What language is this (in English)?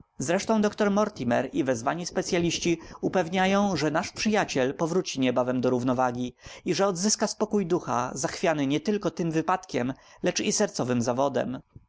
Polish